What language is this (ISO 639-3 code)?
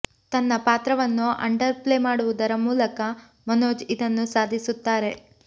kan